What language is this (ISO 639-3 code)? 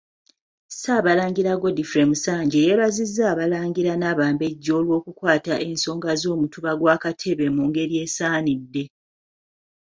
lug